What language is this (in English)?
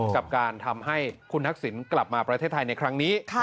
Thai